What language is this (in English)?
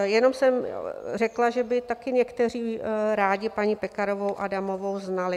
Czech